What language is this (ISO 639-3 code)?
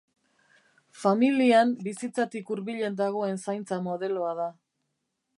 eus